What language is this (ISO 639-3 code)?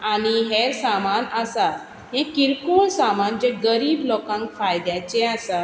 kok